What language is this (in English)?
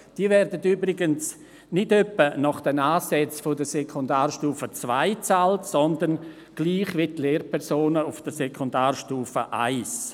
Swiss German